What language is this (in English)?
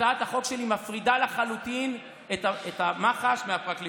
Hebrew